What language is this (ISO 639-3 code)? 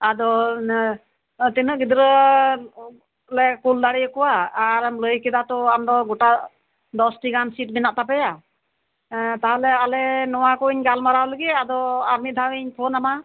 sat